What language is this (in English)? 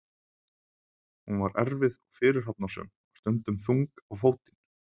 Icelandic